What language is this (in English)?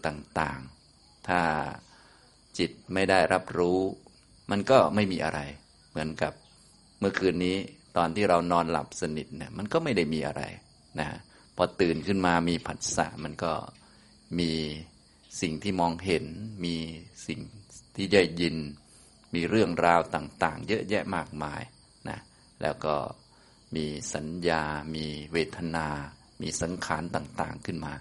Thai